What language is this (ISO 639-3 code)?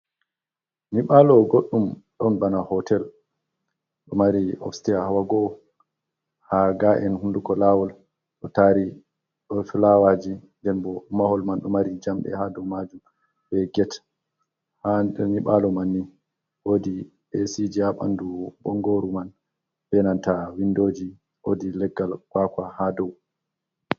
ful